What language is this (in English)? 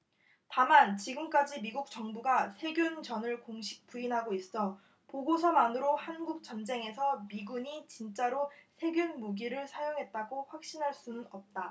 Korean